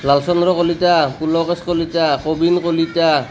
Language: Assamese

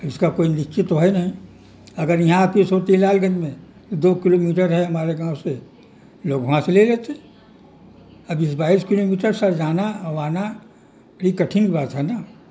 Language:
Urdu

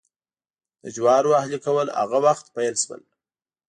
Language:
Pashto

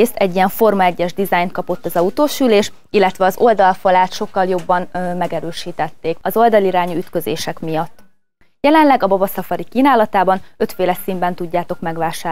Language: Hungarian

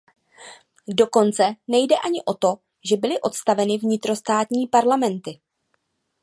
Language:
Czech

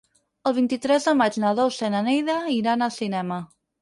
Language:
Catalan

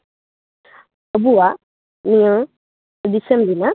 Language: Santali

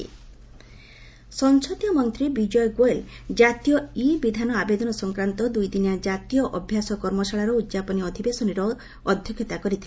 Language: Odia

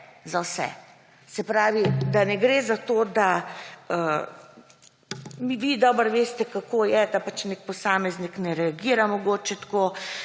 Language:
Slovenian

